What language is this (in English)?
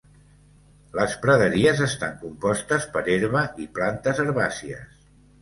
Catalan